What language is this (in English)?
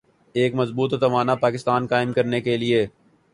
Urdu